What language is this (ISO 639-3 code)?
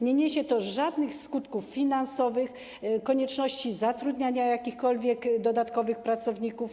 pol